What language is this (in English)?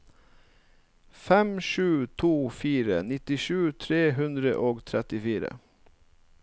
Norwegian